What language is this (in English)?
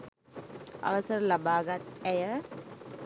Sinhala